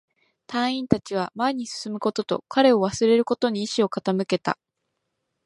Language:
Japanese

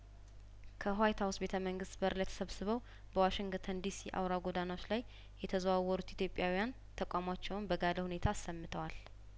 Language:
Amharic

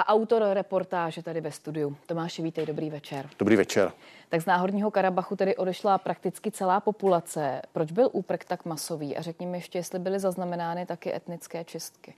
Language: Czech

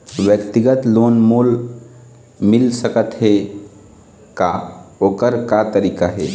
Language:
Chhattisgarhi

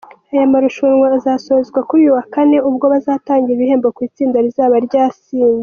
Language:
Kinyarwanda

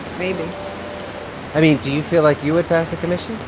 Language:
English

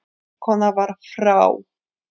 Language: Icelandic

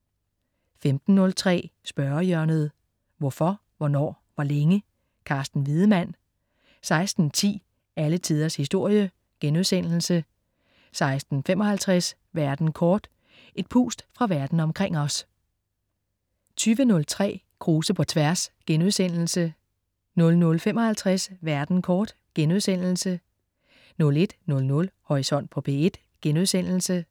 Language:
Danish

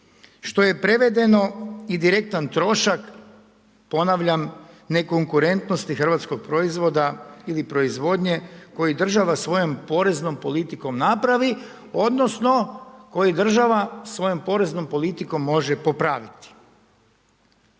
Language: Croatian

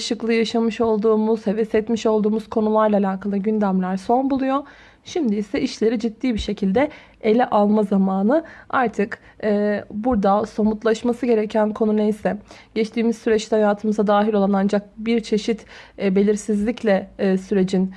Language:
Turkish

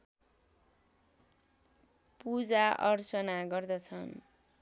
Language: Nepali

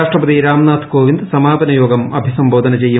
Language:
Malayalam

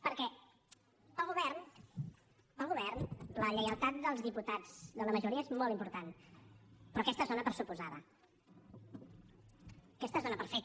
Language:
Catalan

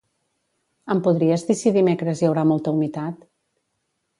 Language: Catalan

